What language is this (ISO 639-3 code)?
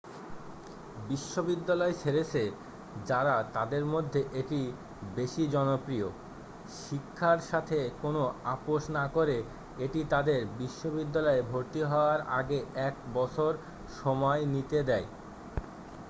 ben